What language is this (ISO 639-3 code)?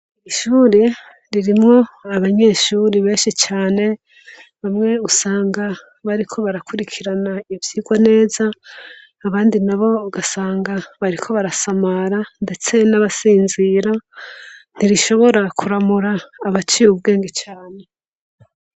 run